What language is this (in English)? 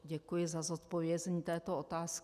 Czech